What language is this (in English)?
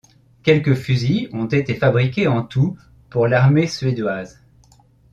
French